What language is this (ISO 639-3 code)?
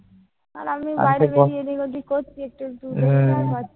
ben